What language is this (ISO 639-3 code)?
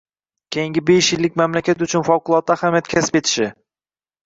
uzb